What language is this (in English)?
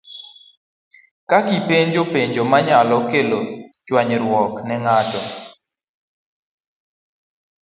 Luo (Kenya and Tanzania)